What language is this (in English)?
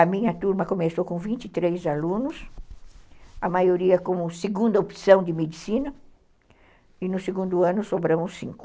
Portuguese